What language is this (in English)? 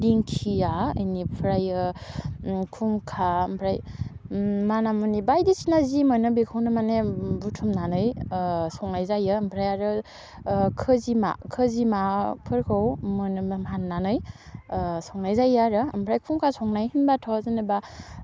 Bodo